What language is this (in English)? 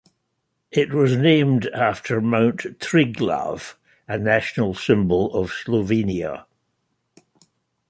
English